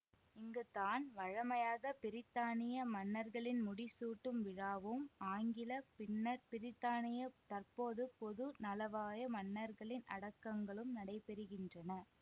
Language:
Tamil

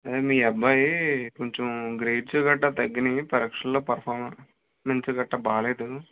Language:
Telugu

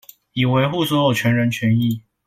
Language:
Chinese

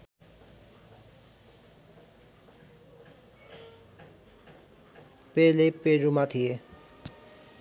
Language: Nepali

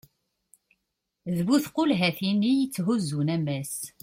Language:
Kabyle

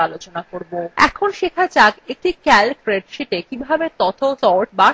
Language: Bangla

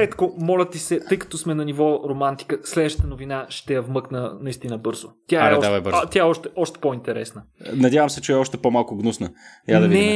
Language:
Bulgarian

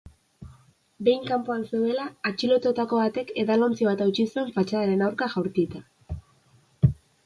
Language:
Basque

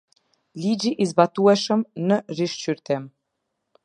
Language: Albanian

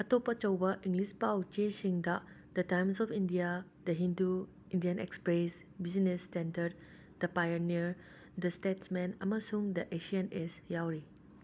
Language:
Manipuri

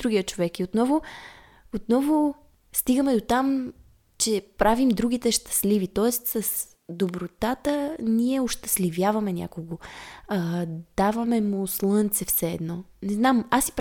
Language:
Bulgarian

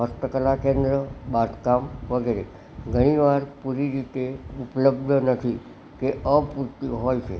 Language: Gujarati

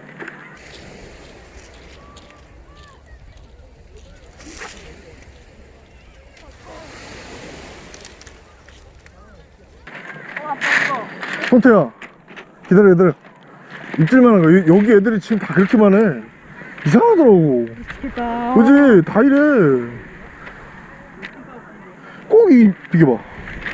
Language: Korean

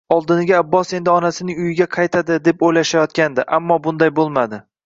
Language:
Uzbek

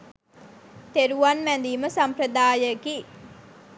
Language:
Sinhala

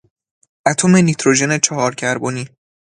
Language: Persian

